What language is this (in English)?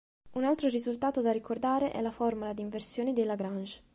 Italian